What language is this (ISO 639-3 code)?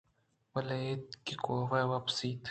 bgp